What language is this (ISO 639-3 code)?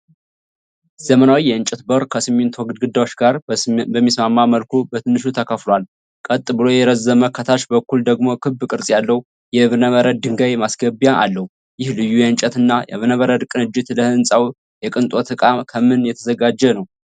amh